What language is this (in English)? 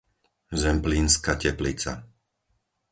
Slovak